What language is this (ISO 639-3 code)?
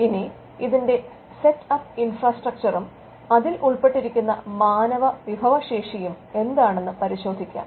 mal